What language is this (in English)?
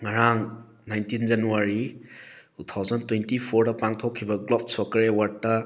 Manipuri